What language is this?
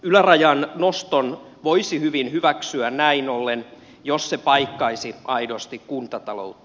Finnish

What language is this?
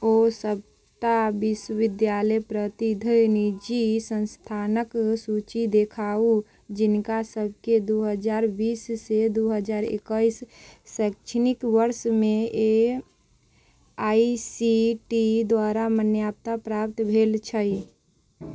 Maithili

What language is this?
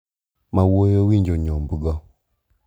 Luo (Kenya and Tanzania)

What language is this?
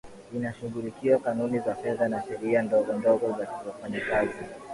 Swahili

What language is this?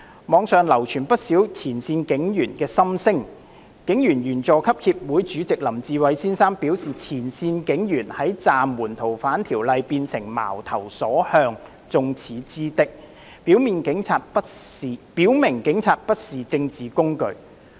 Cantonese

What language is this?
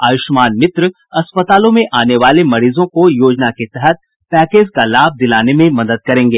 Hindi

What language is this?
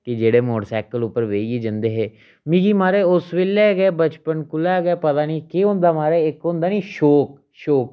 Dogri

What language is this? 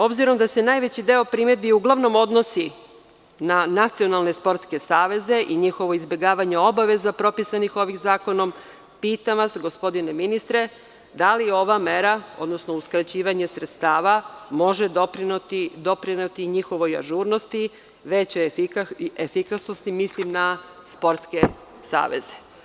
Serbian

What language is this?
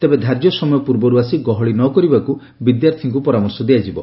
Odia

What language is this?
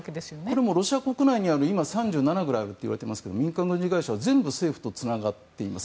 Japanese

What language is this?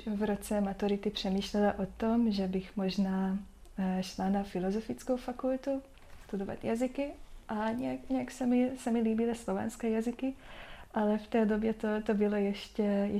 Czech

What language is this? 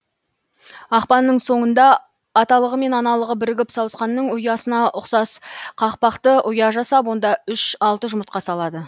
Kazakh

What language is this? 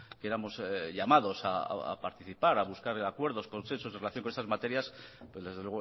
Spanish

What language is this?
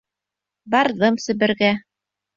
Bashkir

